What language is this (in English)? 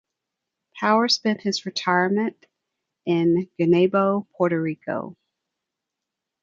English